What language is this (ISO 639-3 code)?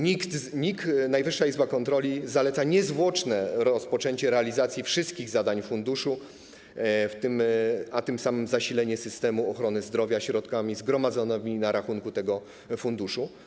pol